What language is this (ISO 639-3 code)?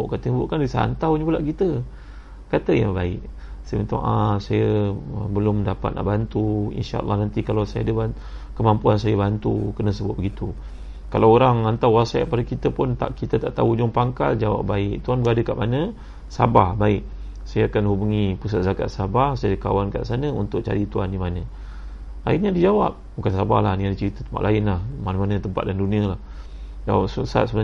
msa